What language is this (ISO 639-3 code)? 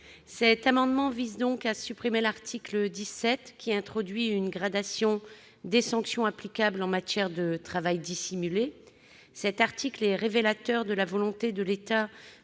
fra